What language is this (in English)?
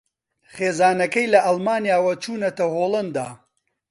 Central Kurdish